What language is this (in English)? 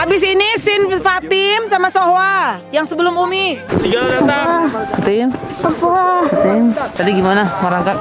Indonesian